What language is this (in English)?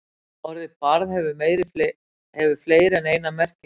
Icelandic